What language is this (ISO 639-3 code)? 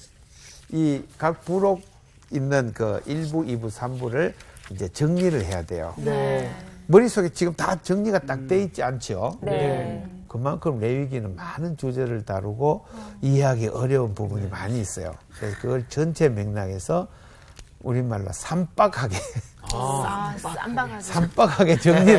kor